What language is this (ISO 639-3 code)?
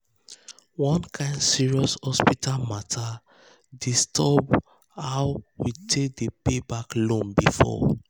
pcm